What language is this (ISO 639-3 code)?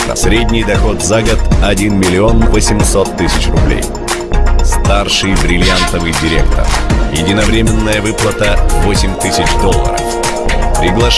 rus